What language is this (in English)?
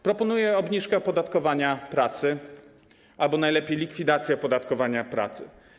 Polish